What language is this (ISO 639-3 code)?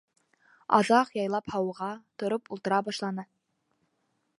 bak